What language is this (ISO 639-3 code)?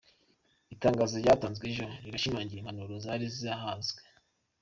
kin